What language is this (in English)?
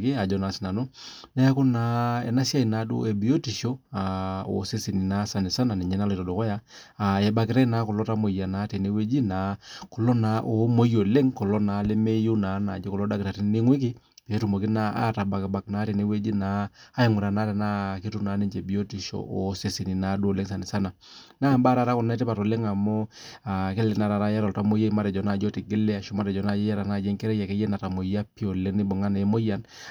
Masai